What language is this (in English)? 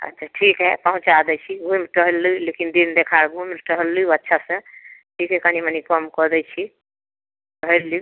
Maithili